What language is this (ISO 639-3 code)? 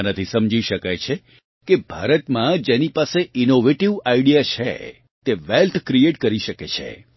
guj